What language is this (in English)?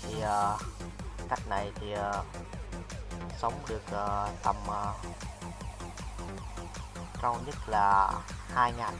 Vietnamese